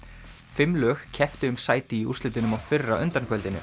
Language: Icelandic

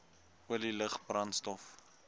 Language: Afrikaans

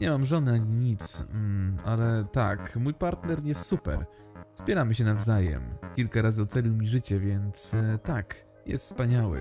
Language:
Polish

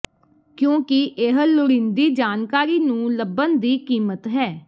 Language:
Punjabi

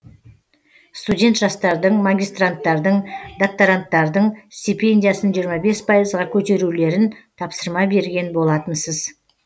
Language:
Kazakh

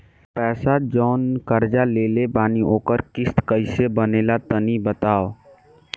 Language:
Bhojpuri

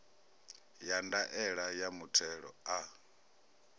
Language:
Venda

